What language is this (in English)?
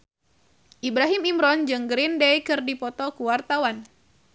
Sundanese